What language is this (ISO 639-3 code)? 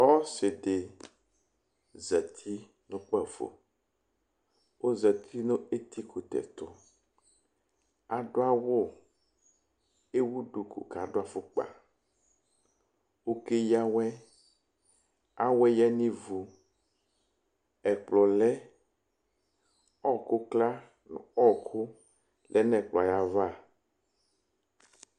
kpo